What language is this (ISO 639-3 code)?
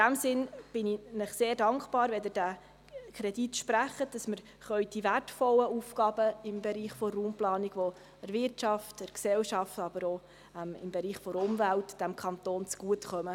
gsw